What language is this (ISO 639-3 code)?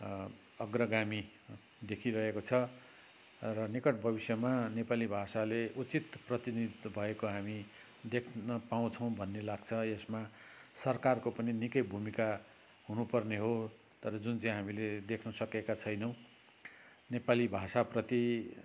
nep